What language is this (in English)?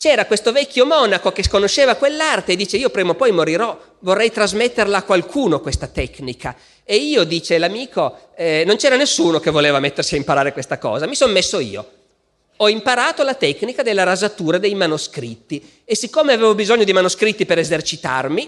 Italian